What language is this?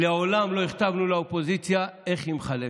Hebrew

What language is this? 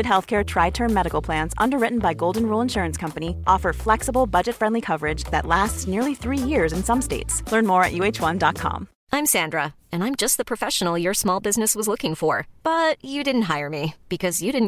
Swedish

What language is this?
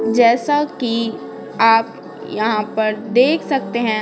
Hindi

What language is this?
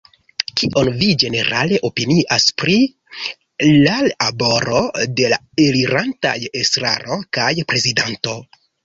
Esperanto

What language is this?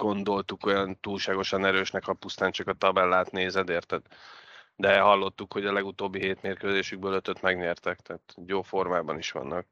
Hungarian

